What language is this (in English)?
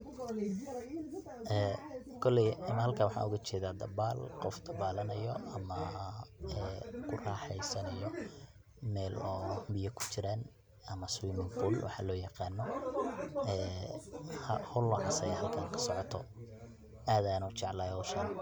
Somali